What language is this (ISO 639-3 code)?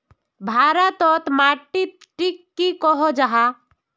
mag